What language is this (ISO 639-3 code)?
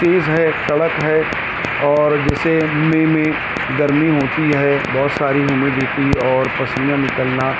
urd